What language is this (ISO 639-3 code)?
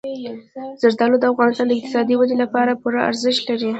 pus